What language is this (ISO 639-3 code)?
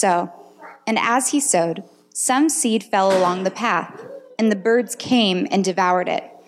eng